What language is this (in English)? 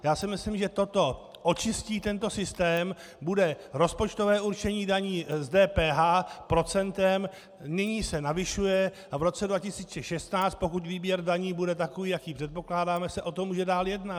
Czech